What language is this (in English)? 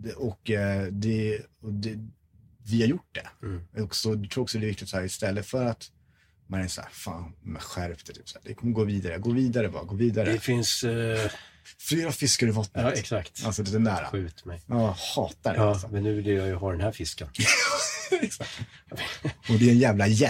Swedish